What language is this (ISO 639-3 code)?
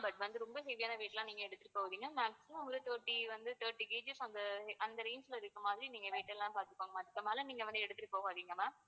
tam